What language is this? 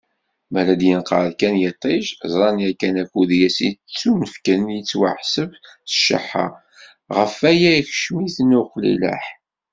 Kabyle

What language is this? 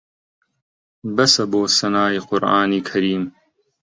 Central Kurdish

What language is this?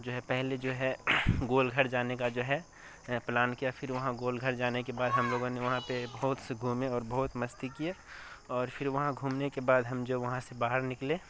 Urdu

